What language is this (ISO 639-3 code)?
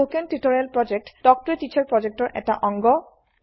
asm